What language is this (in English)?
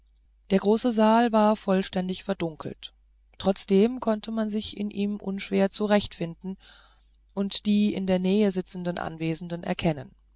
German